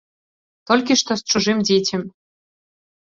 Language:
Belarusian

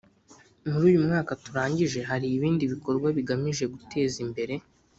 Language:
Kinyarwanda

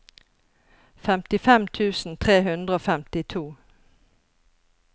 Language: Norwegian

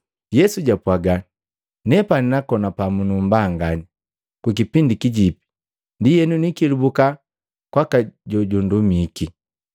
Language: Matengo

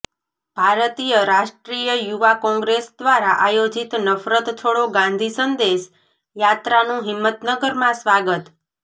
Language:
Gujarati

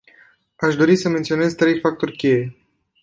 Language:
Romanian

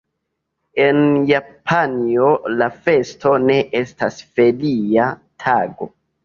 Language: Esperanto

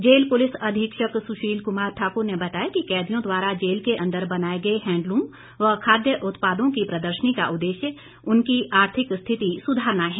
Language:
Hindi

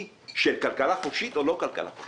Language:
Hebrew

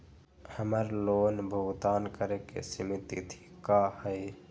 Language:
Magahi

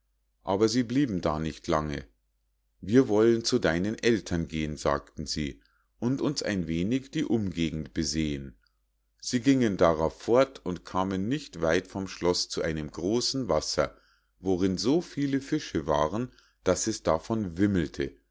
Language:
German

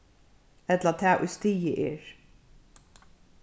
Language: Faroese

